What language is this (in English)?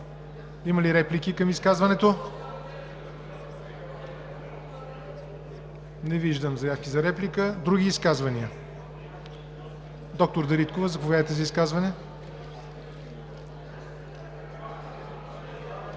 Bulgarian